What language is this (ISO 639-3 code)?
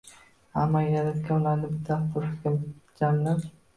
uzb